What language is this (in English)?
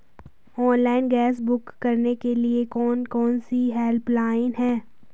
Hindi